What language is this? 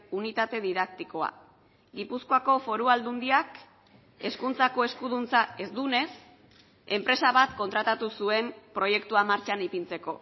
Basque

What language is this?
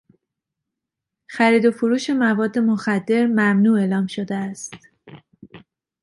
Persian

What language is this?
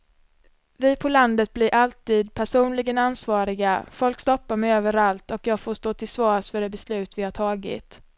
Swedish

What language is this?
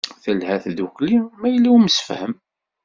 Kabyle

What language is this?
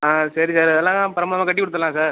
Tamil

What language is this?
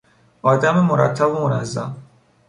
Persian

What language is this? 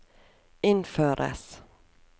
Norwegian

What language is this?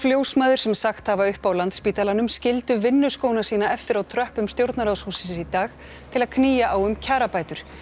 Icelandic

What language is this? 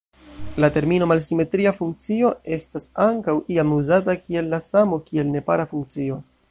Esperanto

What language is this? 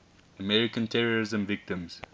English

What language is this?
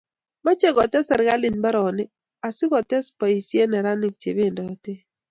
Kalenjin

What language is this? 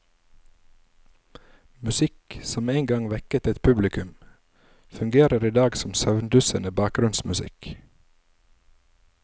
Norwegian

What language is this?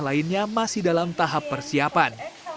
Indonesian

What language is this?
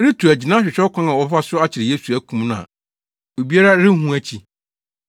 Akan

